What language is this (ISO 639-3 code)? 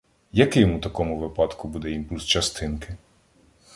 ukr